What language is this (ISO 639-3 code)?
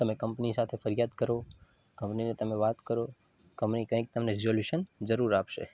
guj